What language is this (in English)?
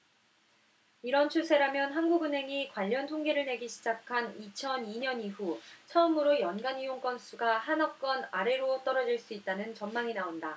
Korean